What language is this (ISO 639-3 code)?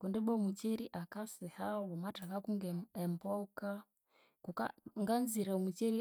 koo